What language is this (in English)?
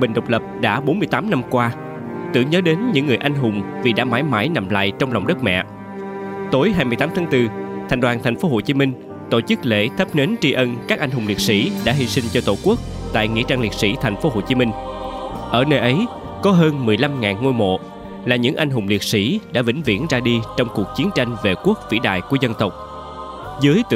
Vietnamese